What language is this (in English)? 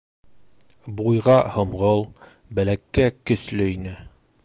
Bashkir